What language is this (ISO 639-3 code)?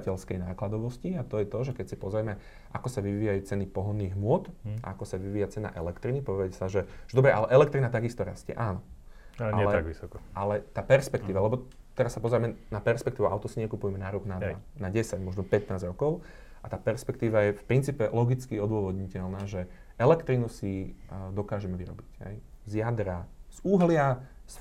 slk